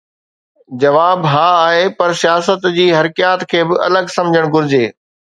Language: Sindhi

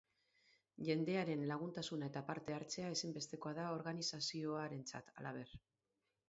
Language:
Basque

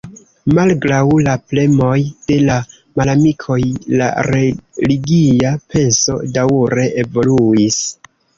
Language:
Esperanto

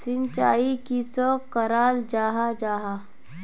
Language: Magahi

